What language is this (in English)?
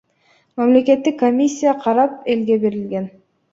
Kyrgyz